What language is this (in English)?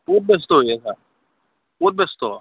Assamese